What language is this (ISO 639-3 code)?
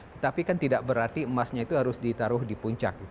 ind